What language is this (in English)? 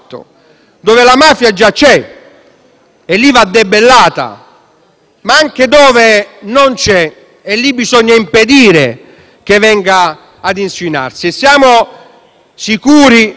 Italian